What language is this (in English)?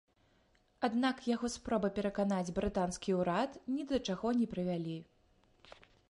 Belarusian